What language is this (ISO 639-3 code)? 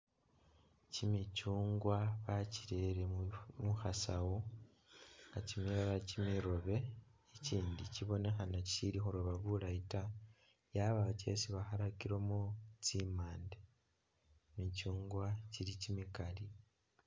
myx